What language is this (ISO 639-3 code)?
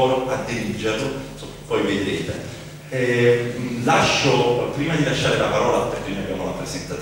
ita